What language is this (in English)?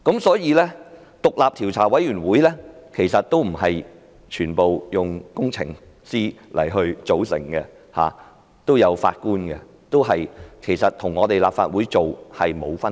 Cantonese